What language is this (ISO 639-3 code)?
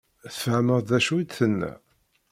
kab